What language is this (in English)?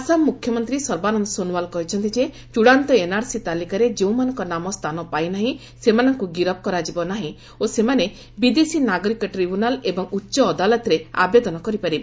Odia